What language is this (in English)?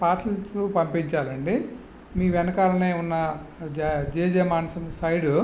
Telugu